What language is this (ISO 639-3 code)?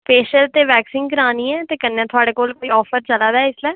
doi